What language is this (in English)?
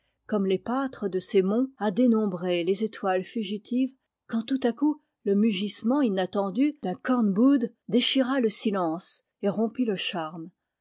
French